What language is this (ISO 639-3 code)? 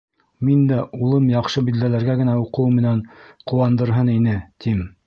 bak